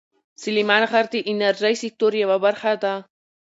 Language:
Pashto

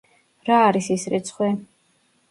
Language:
Georgian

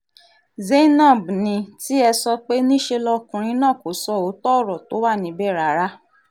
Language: Yoruba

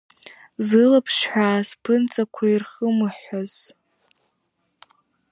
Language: Abkhazian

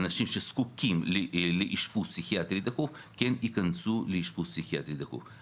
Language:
Hebrew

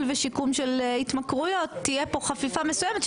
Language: Hebrew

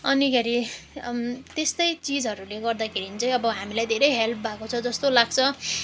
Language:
Nepali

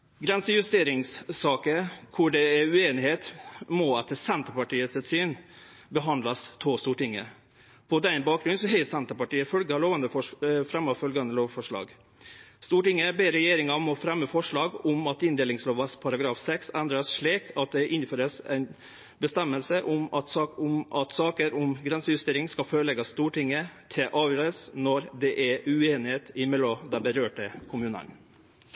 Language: Norwegian Nynorsk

